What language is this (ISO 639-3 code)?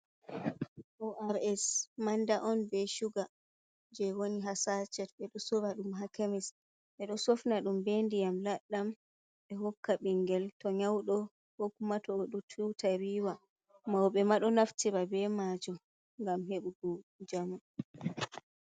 ful